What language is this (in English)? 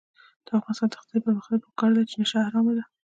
Pashto